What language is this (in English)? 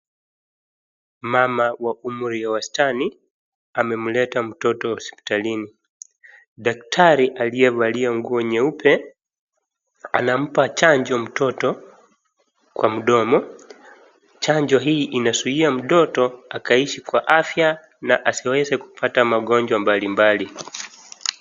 Swahili